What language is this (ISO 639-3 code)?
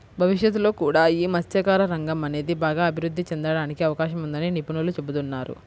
tel